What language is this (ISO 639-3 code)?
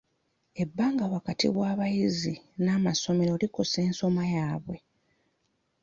lug